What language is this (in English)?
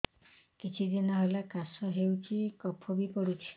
Odia